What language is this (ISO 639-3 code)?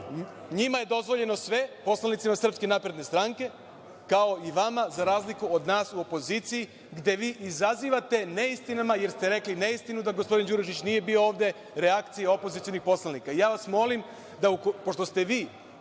srp